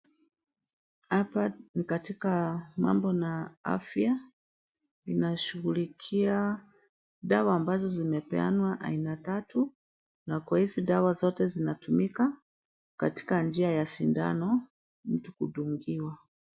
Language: Swahili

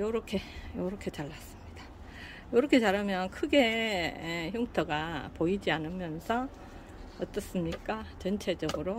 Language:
Korean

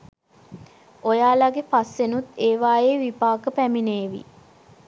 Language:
Sinhala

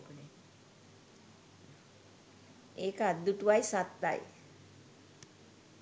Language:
Sinhala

